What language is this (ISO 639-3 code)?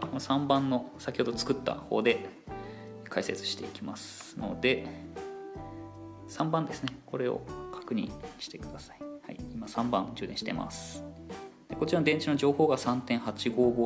jpn